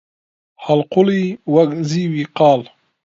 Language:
Central Kurdish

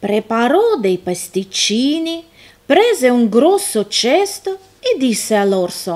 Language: Italian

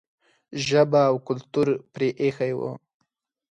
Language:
Pashto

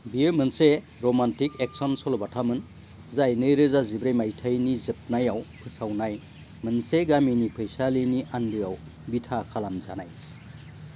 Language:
Bodo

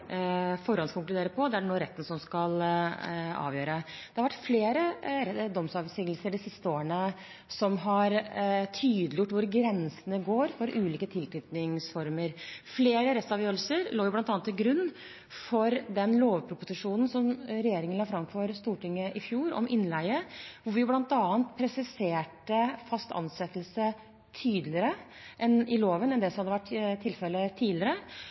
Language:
Norwegian Bokmål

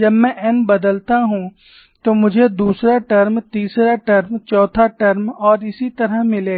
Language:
Hindi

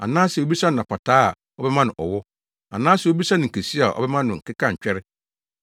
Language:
Akan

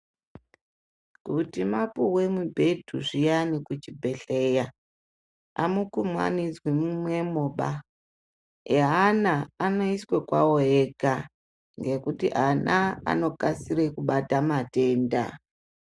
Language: Ndau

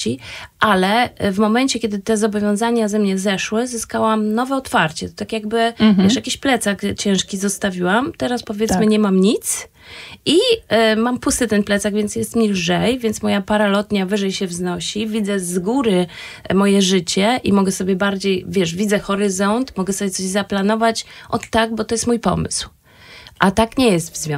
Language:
Polish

